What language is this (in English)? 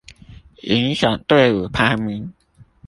Chinese